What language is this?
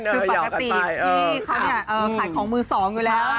Thai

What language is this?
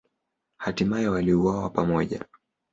Swahili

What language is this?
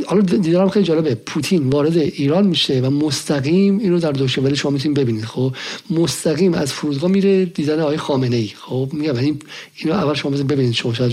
Persian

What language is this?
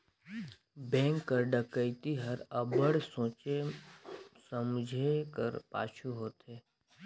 Chhattisgarhi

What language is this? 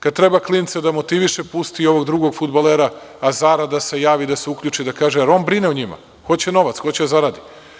Serbian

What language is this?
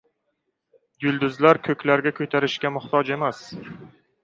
Uzbek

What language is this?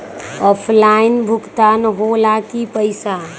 Magahi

